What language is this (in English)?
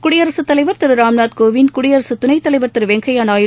Tamil